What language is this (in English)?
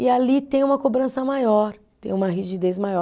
Portuguese